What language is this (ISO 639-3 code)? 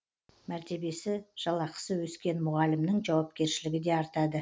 kaz